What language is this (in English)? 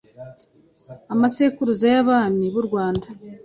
Kinyarwanda